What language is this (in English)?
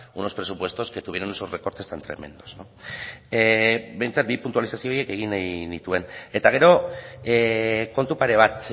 Basque